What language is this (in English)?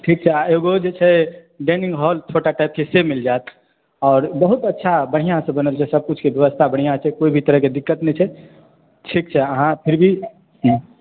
Maithili